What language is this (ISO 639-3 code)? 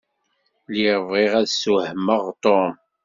kab